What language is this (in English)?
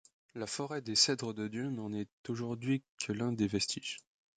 French